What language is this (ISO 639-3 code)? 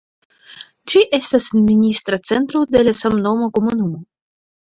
epo